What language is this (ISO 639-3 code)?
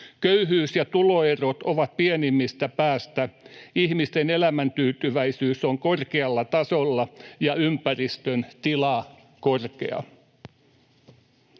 fin